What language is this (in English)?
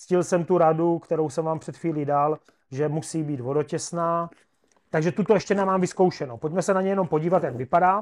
Czech